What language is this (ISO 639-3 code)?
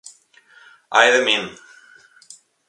glg